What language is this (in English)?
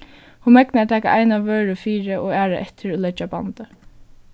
Faroese